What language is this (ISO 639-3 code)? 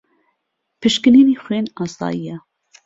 ckb